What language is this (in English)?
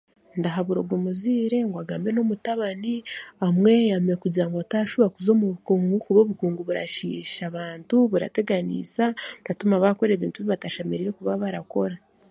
Chiga